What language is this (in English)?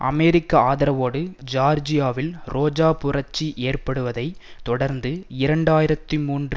Tamil